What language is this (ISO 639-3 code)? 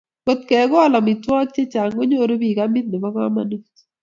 kln